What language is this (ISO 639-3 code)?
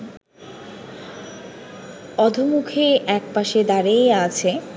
ben